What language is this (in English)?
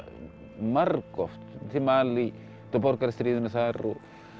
Icelandic